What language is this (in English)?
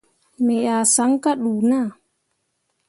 Mundang